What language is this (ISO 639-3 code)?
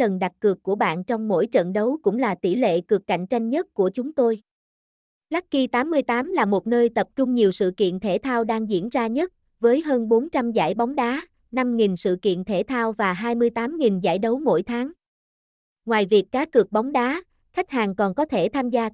vie